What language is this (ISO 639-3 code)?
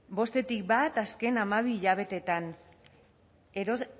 eus